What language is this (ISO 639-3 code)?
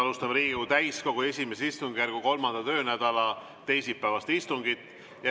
est